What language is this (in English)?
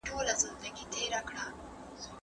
Pashto